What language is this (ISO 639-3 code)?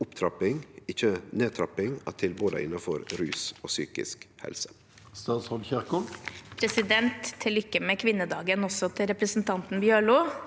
nor